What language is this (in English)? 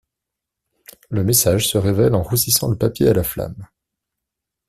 French